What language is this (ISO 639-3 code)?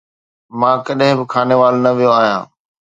snd